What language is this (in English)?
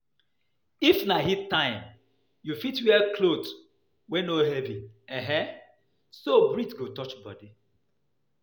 Nigerian Pidgin